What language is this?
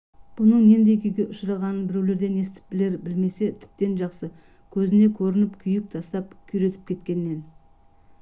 Kazakh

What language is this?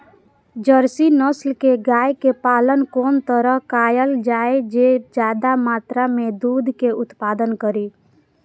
Maithili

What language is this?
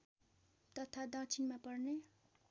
Nepali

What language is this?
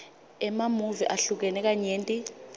Swati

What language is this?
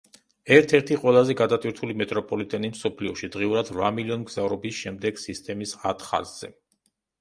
Georgian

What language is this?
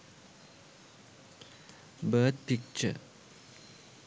Sinhala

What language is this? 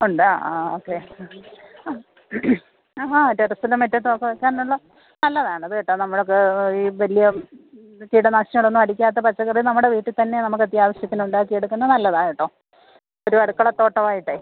Malayalam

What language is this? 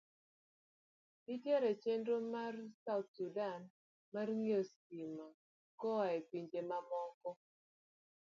Luo (Kenya and Tanzania)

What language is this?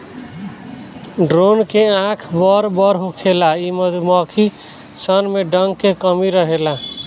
Bhojpuri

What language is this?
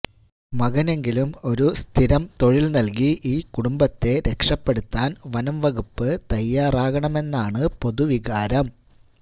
Malayalam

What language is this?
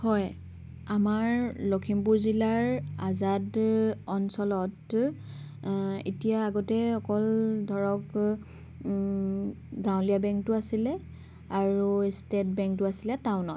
Assamese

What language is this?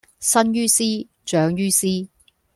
Cantonese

